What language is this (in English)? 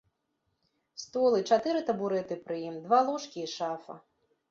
Belarusian